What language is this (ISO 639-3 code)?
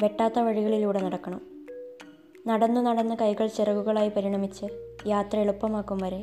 mal